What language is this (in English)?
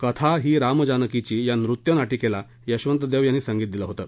Marathi